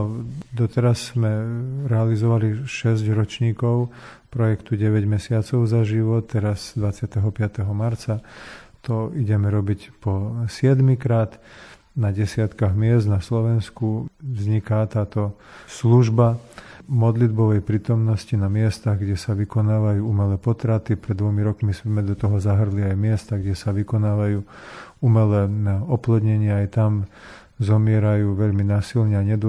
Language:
Slovak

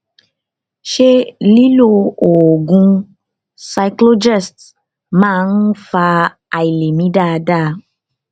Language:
Yoruba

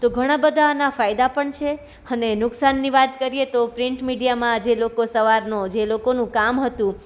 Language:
Gujarati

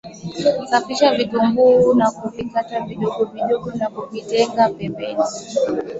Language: Swahili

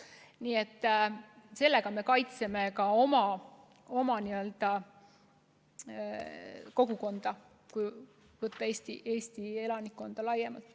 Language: Estonian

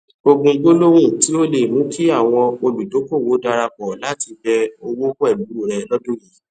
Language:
Yoruba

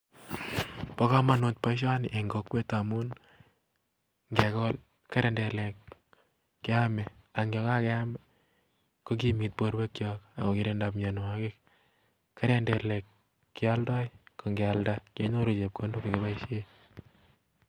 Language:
Kalenjin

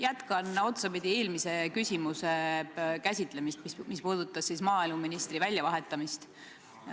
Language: Estonian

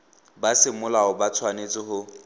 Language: Tswana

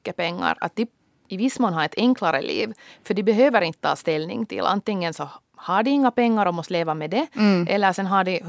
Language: Swedish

